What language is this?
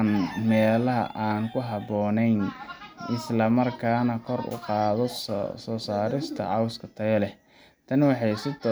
Somali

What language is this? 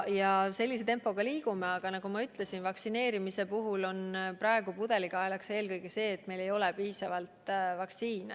Estonian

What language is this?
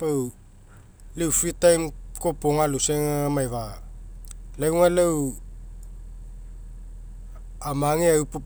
Mekeo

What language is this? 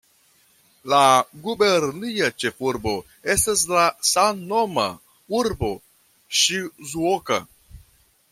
Esperanto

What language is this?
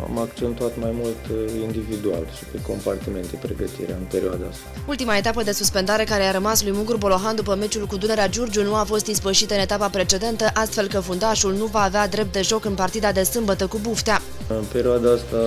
Romanian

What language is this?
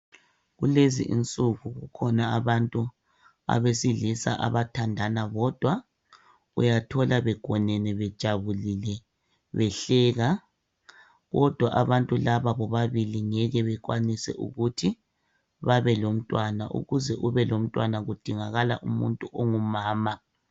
North Ndebele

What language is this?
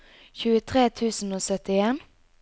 Norwegian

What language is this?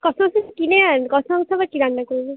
Bangla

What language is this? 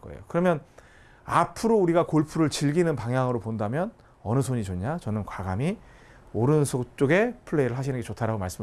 Korean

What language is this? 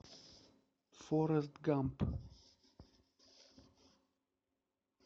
Russian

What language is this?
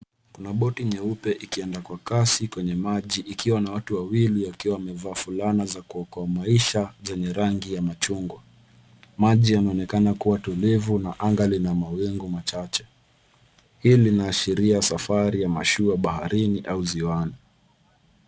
Swahili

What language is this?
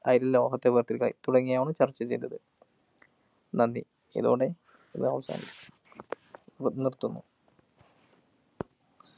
Malayalam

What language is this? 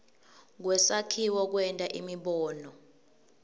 Swati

